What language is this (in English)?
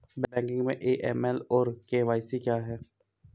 Hindi